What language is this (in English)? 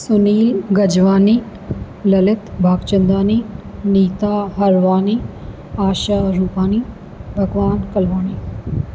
Sindhi